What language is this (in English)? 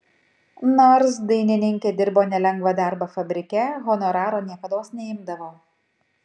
Lithuanian